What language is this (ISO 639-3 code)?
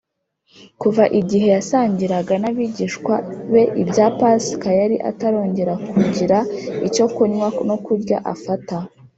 kin